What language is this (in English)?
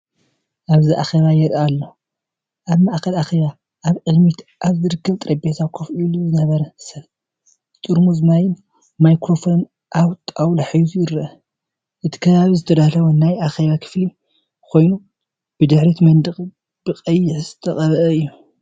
Tigrinya